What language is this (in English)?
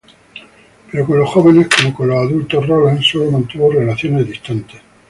Spanish